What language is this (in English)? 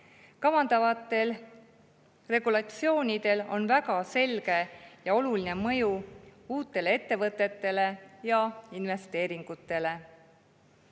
Estonian